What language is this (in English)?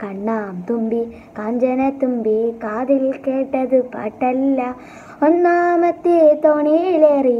Italian